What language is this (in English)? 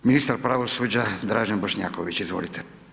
Croatian